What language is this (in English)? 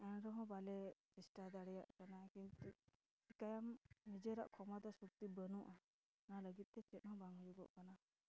Santali